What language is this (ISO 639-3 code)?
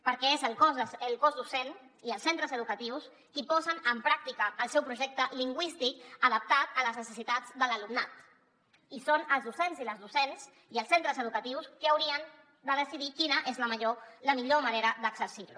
cat